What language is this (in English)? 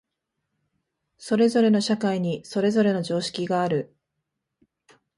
Japanese